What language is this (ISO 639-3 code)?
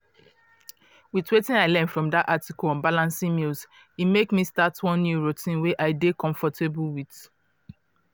pcm